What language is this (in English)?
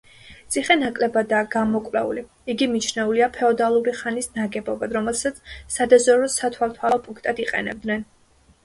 Georgian